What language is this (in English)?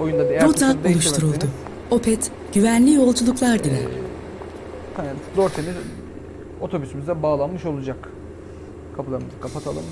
Turkish